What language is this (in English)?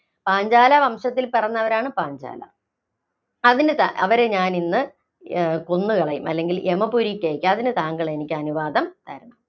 Malayalam